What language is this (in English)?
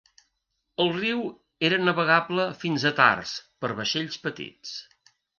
Catalan